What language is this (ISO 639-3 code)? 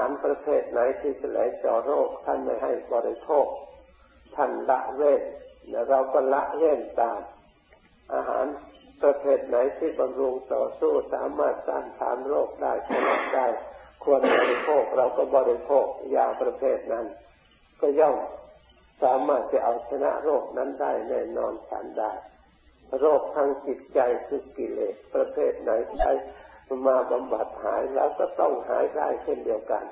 tha